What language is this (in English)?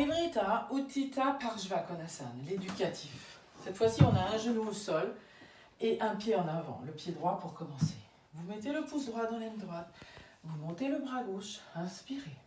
French